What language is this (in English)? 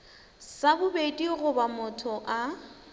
Northern Sotho